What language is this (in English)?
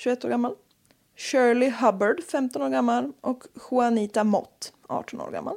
Swedish